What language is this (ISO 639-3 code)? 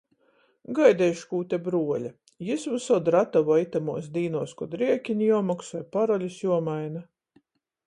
ltg